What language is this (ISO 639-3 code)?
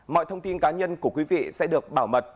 vie